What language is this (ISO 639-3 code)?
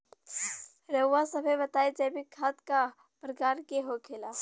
bho